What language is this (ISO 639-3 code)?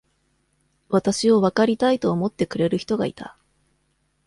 jpn